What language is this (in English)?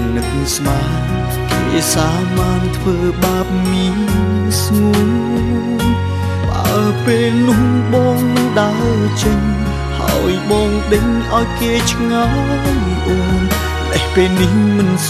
Vietnamese